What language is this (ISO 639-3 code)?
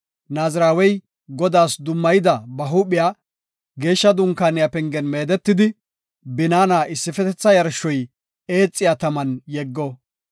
gof